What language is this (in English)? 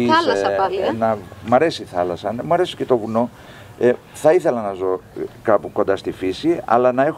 Greek